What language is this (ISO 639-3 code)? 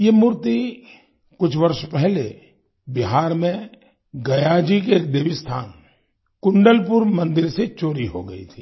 hin